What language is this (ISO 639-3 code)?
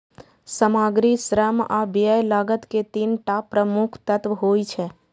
mai